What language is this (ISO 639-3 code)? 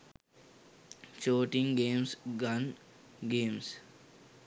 sin